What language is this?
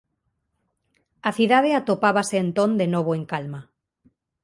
Galician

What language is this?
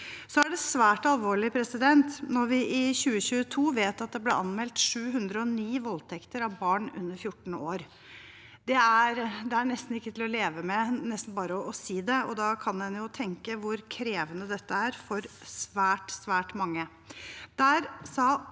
Norwegian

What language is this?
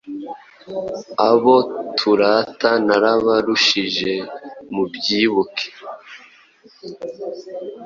Kinyarwanda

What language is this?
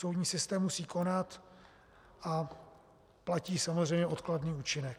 Czech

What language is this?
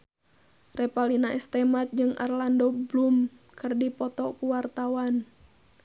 Sundanese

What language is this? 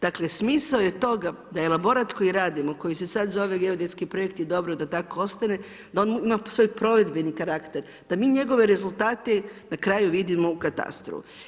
Croatian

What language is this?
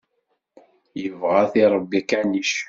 Kabyle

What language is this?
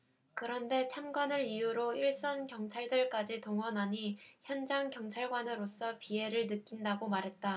Korean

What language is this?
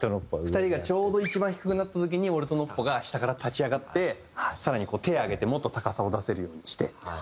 Japanese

